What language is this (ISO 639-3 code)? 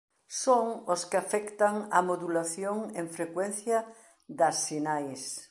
glg